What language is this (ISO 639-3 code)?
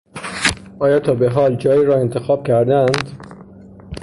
fas